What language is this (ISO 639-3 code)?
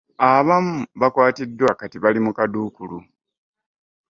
lug